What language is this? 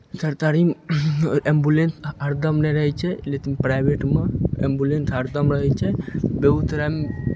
Maithili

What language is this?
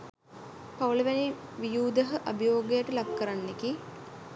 Sinhala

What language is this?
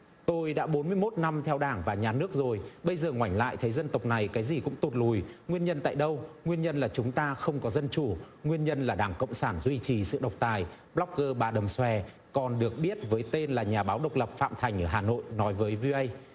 Vietnamese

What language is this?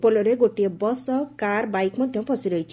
Odia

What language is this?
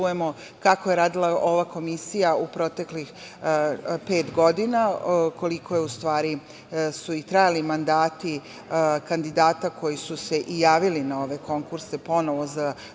Serbian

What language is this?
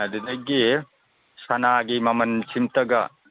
Manipuri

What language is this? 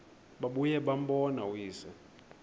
Xhosa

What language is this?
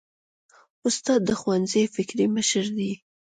Pashto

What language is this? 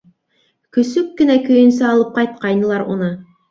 Bashkir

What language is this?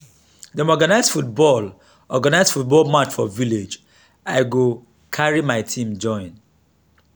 Nigerian Pidgin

